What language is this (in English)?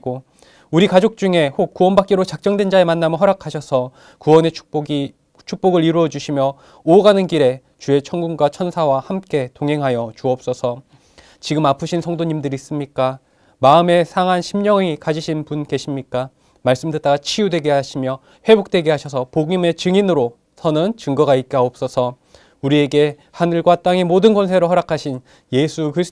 Korean